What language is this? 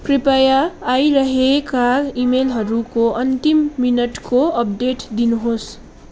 Nepali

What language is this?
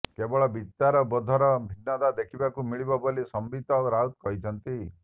Odia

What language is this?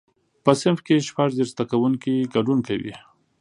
Pashto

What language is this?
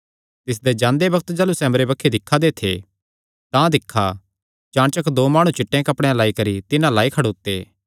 Kangri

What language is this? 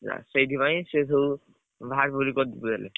Odia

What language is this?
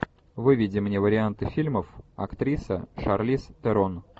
Russian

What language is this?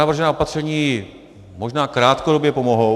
Czech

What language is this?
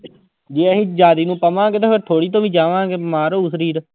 Punjabi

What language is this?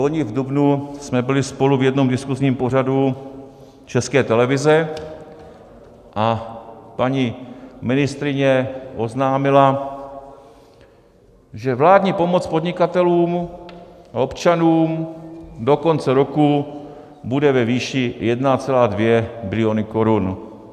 Czech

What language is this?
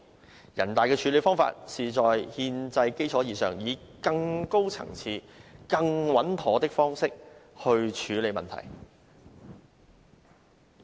Cantonese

